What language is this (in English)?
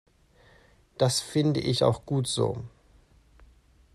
German